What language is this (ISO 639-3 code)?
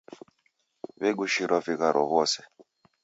dav